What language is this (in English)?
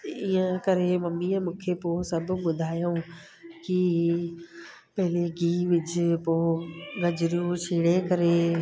Sindhi